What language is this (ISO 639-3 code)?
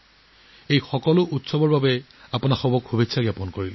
asm